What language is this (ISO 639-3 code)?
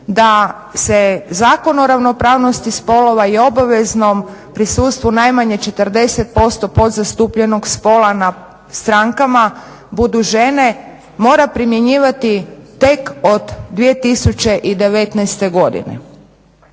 hrv